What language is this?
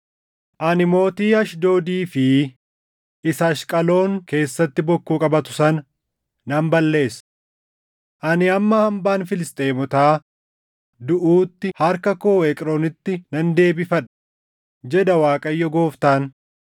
Oromo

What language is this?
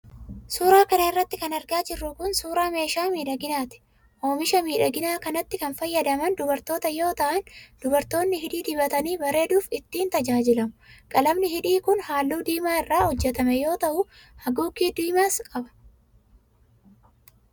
Oromo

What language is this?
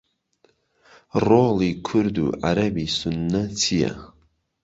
Central Kurdish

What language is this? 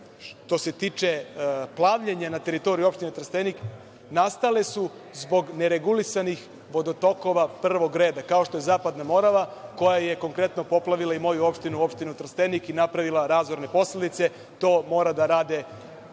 Serbian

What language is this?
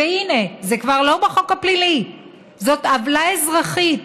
Hebrew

